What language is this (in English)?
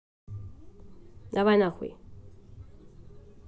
Russian